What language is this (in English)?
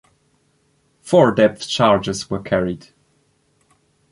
English